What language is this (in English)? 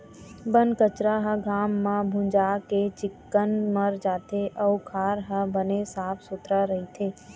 Chhattisgarhi